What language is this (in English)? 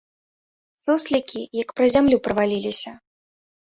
Belarusian